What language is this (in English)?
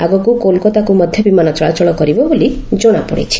Odia